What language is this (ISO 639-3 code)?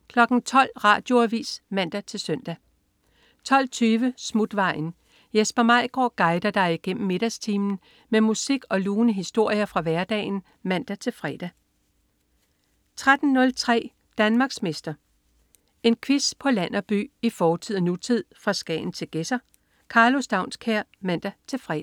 dan